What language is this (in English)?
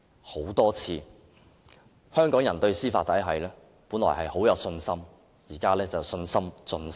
Cantonese